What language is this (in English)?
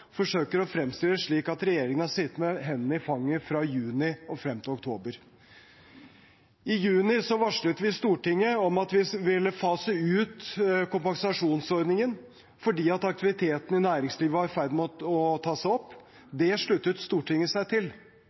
Norwegian Bokmål